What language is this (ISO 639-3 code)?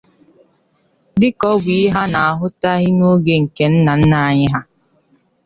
ibo